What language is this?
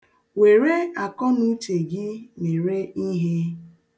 Igbo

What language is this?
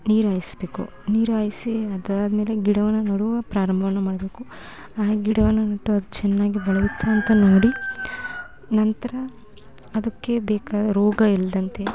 Kannada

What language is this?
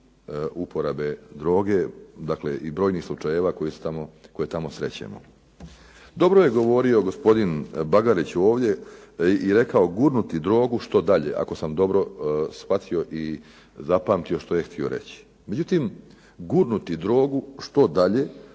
Croatian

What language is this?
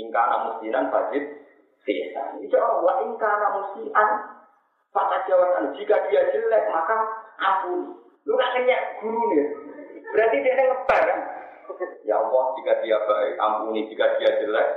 Indonesian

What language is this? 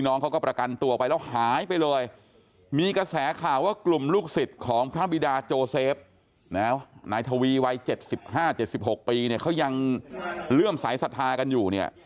Thai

